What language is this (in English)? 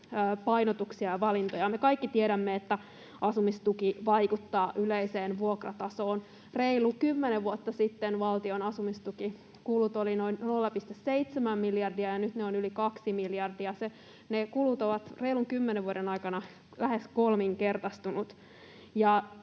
Finnish